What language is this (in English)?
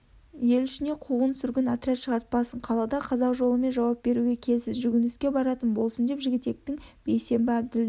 Kazakh